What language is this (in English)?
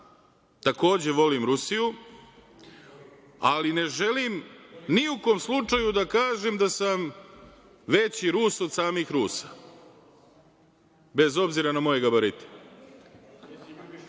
Serbian